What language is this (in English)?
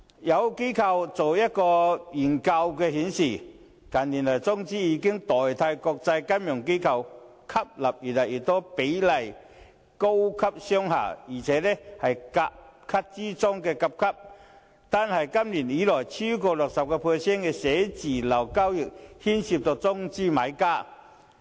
Cantonese